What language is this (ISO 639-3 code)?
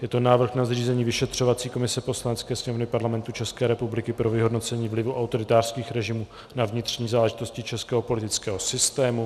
ces